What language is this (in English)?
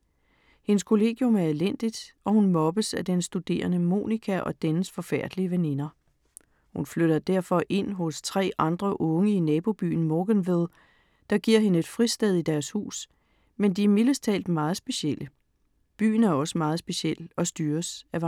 Danish